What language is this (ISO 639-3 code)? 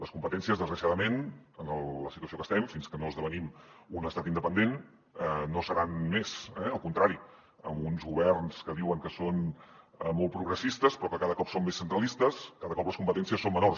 cat